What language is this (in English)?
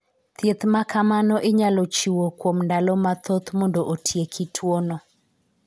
Luo (Kenya and Tanzania)